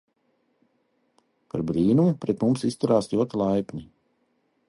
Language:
Latvian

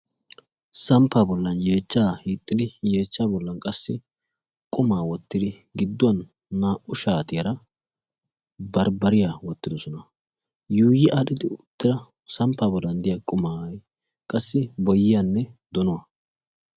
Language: Wolaytta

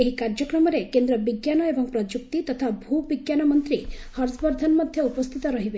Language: Odia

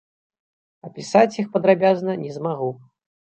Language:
Belarusian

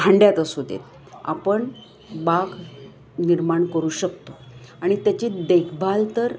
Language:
Marathi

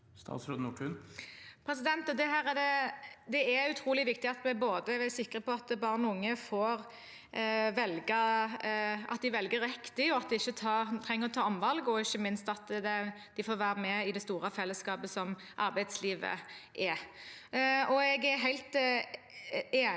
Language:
Norwegian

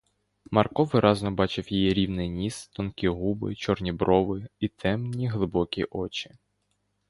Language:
Ukrainian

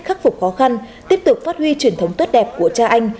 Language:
Vietnamese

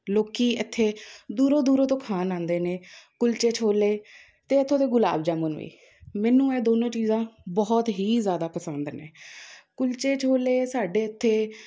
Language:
Punjabi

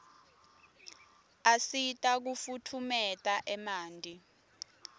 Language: Swati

